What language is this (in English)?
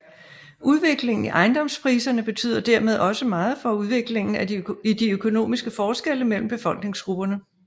Danish